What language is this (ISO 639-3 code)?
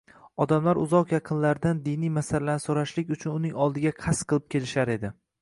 uzb